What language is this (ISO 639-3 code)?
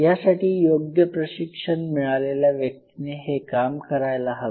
mar